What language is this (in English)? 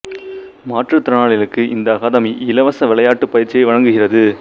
Tamil